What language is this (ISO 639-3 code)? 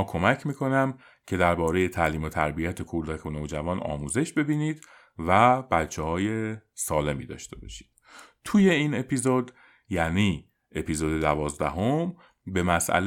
fas